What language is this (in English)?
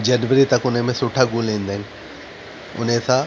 Sindhi